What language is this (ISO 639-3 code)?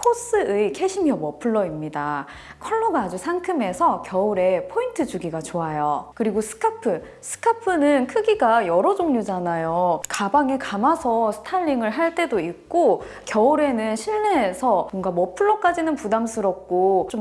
kor